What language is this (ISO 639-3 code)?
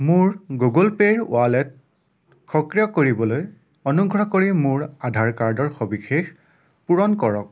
asm